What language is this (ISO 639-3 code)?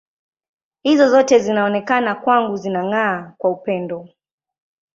swa